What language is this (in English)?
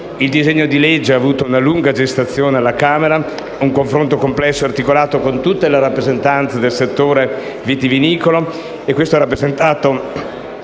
Italian